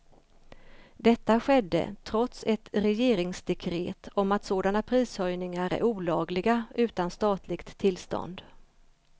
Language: Swedish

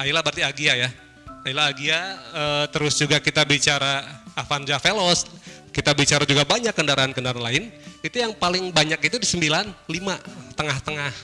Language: Indonesian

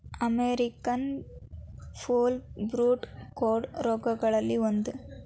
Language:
Kannada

